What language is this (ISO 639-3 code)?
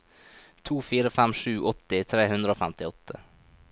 nor